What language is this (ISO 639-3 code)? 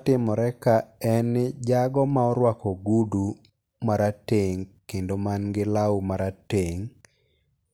luo